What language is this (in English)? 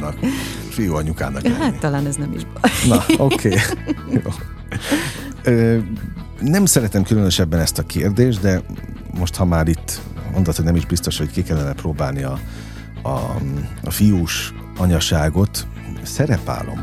Hungarian